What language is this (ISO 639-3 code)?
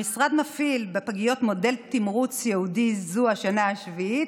heb